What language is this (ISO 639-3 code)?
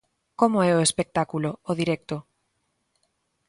glg